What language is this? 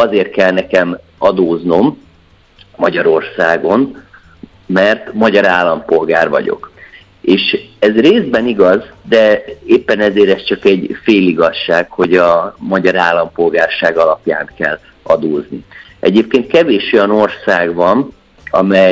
Hungarian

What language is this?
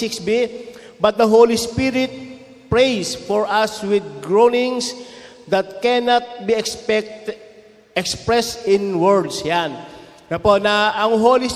Filipino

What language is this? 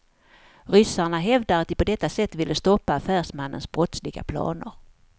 Swedish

